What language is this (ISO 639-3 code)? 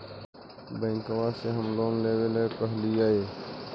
mag